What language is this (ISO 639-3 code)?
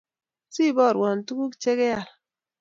kln